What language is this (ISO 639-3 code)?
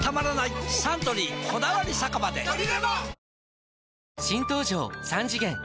jpn